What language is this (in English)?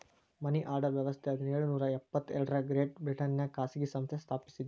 Kannada